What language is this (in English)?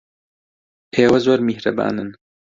Central Kurdish